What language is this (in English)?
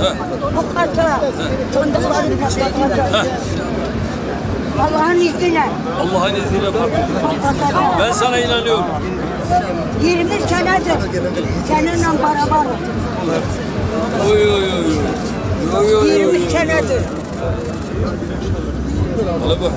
Turkish